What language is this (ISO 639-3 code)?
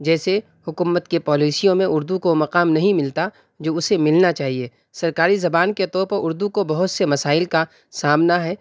urd